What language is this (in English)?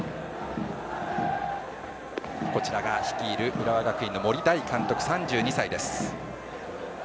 Japanese